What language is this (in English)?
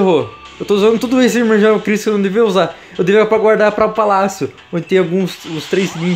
Portuguese